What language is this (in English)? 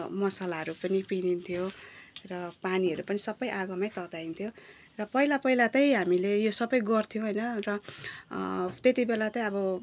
Nepali